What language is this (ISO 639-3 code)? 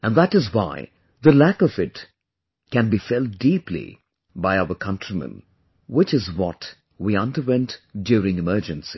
eng